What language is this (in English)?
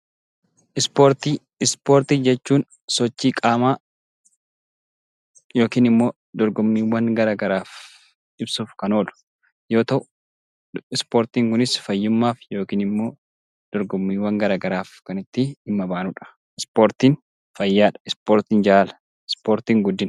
Oromo